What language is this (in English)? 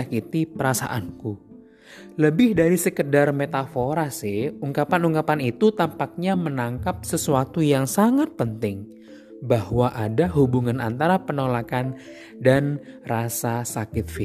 Indonesian